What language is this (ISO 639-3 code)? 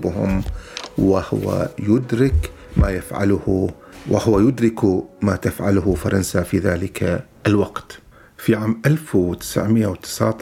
ara